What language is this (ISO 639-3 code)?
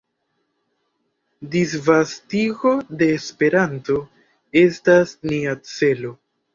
epo